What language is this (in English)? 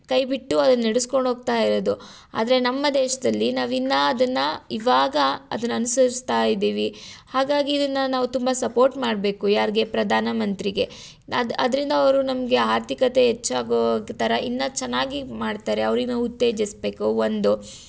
Kannada